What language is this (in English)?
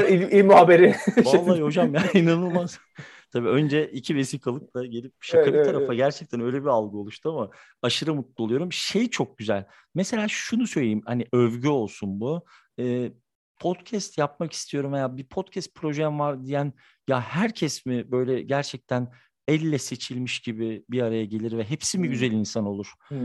Turkish